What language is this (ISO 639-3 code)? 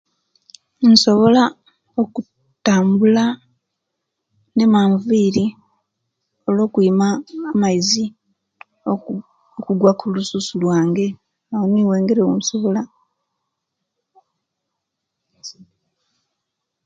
lke